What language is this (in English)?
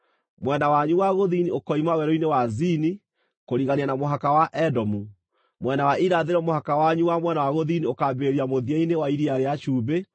Kikuyu